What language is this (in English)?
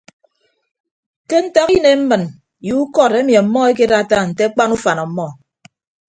Ibibio